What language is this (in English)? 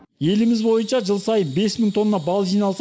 Kazakh